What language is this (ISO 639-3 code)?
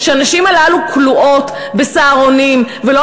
heb